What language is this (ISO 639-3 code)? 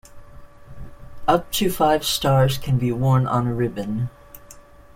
eng